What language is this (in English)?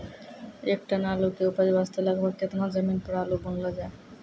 Maithili